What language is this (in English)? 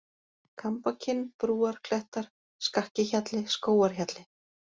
Icelandic